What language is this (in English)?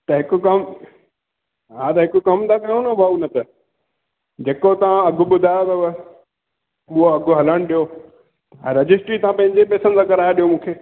Sindhi